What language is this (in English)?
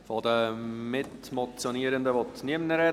Swiss German